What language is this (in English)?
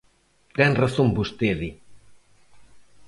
Galician